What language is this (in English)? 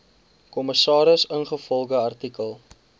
Afrikaans